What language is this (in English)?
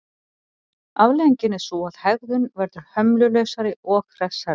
Icelandic